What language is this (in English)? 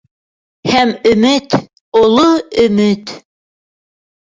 Bashkir